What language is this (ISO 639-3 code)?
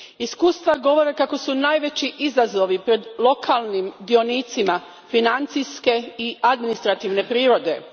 hrv